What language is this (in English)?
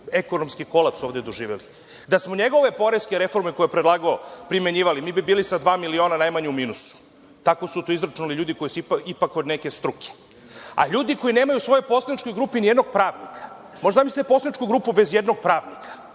Serbian